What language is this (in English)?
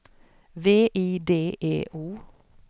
Swedish